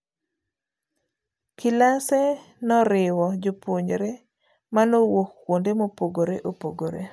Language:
Luo (Kenya and Tanzania)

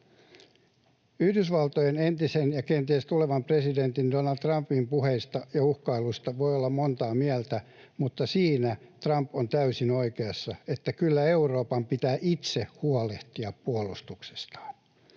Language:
Finnish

